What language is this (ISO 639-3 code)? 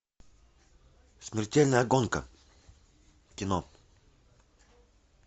rus